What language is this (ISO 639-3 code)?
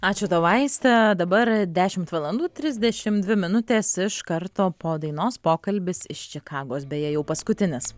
lit